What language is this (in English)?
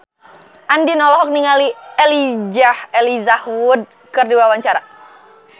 Sundanese